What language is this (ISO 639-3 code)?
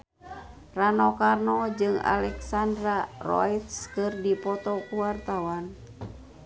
sun